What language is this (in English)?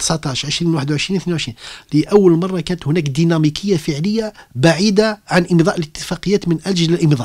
Arabic